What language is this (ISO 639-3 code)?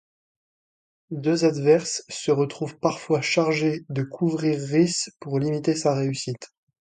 fra